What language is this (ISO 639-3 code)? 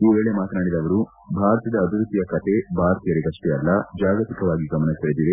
kan